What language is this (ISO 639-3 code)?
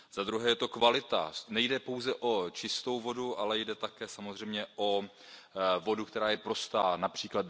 ces